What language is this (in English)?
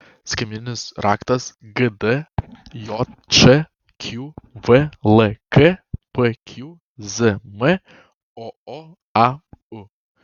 Lithuanian